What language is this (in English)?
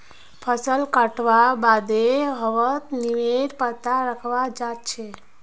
Magahi